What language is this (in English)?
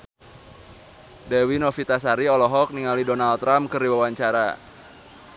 Sundanese